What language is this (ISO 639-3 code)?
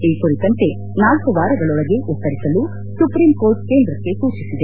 kan